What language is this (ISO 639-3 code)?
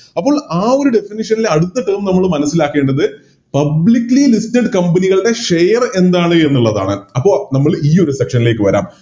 mal